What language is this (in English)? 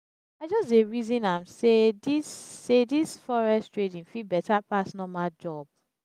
Nigerian Pidgin